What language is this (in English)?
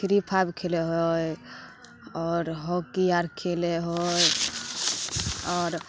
Maithili